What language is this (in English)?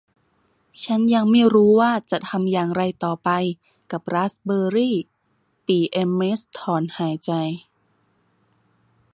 Thai